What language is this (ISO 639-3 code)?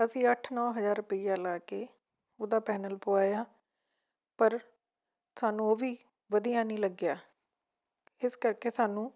pan